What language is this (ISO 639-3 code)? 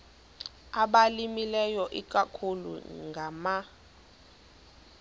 xho